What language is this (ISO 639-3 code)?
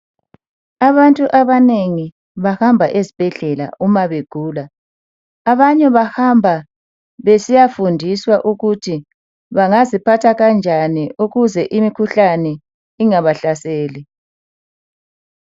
nde